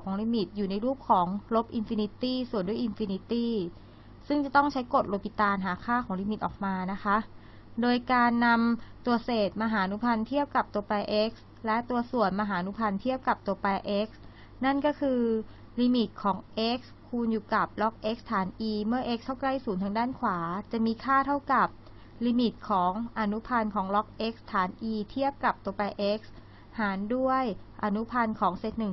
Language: Thai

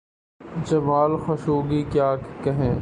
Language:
Urdu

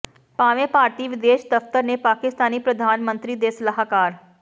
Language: Punjabi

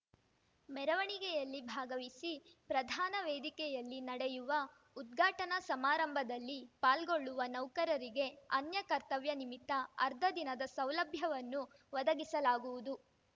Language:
Kannada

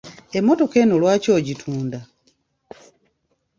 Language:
Ganda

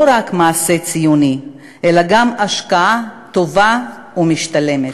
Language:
Hebrew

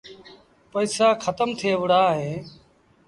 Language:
Sindhi Bhil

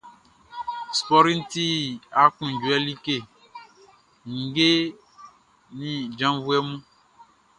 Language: Baoulé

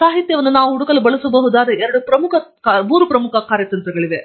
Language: Kannada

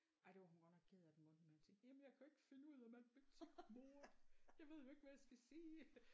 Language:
Danish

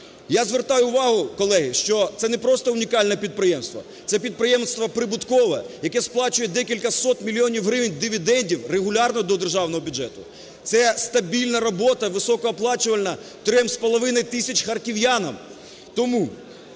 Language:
Ukrainian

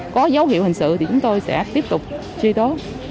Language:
Vietnamese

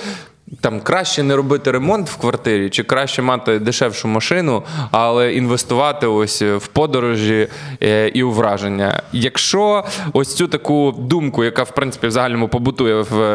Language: Ukrainian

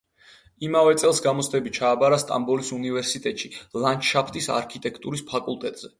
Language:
Georgian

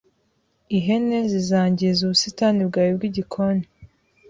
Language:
Kinyarwanda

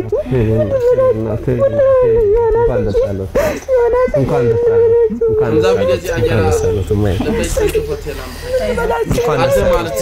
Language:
Arabic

